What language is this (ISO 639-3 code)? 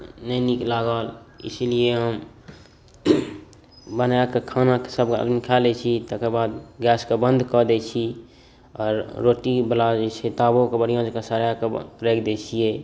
mai